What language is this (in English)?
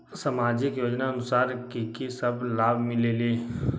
Magahi